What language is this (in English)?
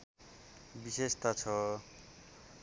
Nepali